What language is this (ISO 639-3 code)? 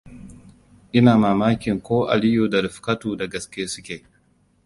hau